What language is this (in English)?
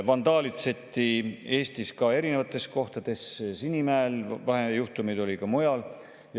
Estonian